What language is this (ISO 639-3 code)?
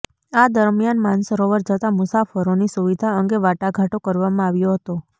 guj